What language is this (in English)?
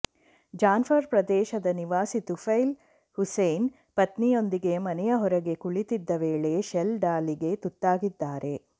Kannada